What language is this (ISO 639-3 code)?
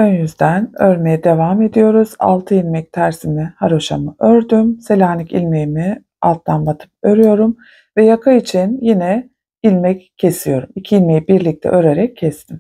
tur